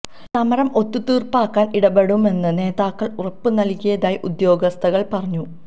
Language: Malayalam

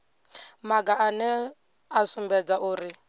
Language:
Venda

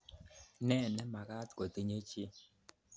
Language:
Kalenjin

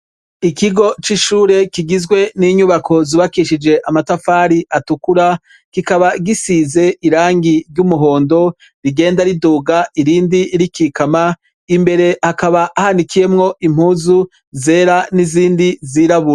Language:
Rundi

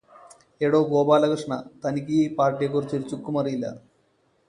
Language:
Malayalam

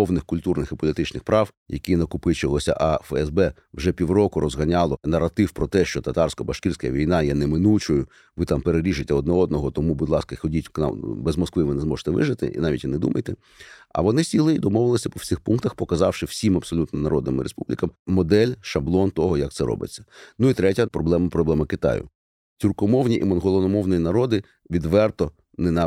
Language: Ukrainian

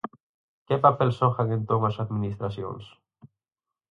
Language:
Galician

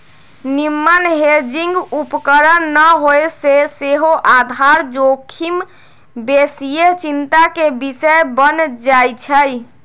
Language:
Magahi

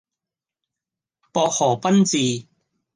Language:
Cantonese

